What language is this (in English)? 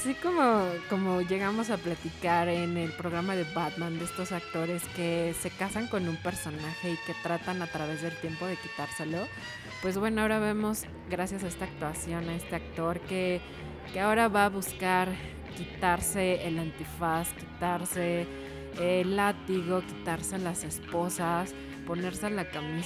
Spanish